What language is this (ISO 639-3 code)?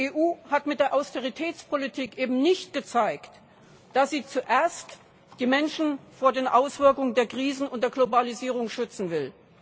deu